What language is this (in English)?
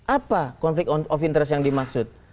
Indonesian